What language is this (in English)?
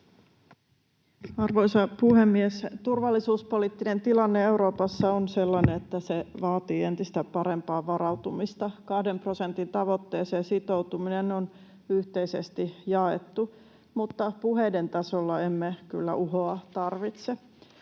Finnish